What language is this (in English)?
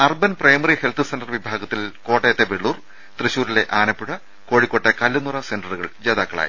Malayalam